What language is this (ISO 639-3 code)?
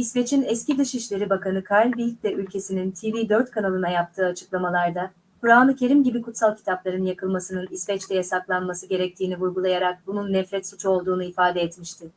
tur